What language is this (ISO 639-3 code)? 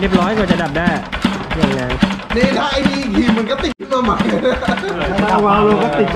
tha